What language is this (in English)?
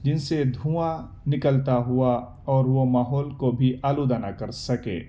Urdu